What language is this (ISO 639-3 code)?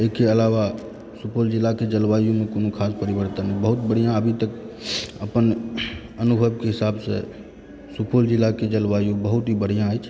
mai